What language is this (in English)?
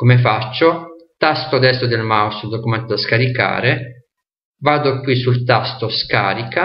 Italian